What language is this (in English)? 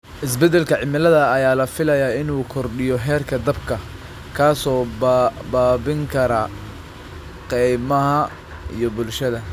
Somali